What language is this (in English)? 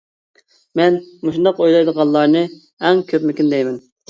Uyghur